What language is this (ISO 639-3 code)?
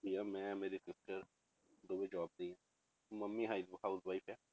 pan